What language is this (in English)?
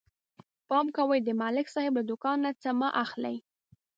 Pashto